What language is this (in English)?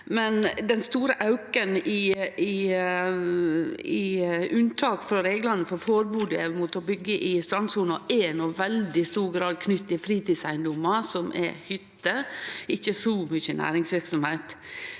Norwegian